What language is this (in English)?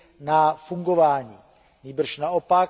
Czech